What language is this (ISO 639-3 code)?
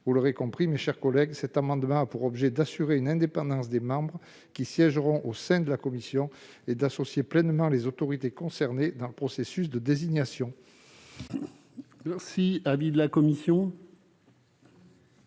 fra